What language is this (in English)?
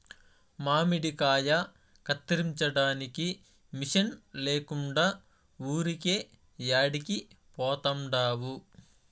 Telugu